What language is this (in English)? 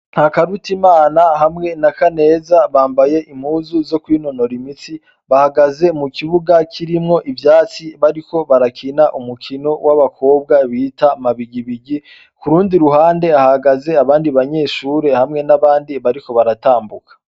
Rundi